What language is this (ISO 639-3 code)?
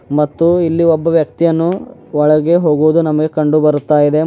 kan